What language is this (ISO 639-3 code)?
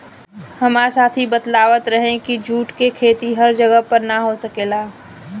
bho